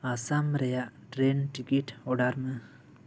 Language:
Santali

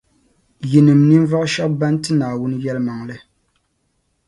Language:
Dagbani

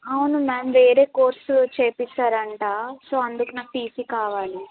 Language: Telugu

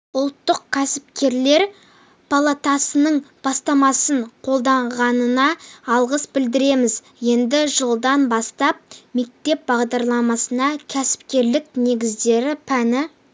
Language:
Kazakh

